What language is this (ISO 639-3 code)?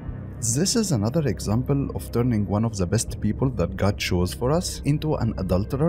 eng